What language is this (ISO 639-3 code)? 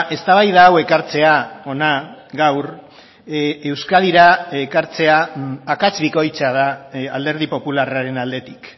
eus